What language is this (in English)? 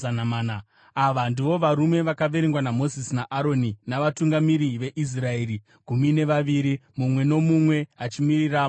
Shona